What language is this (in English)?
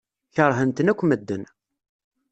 Kabyle